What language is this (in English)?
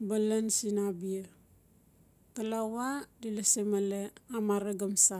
Notsi